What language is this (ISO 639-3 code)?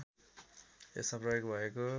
nep